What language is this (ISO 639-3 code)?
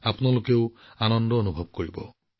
asm